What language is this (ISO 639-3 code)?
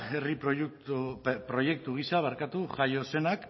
eus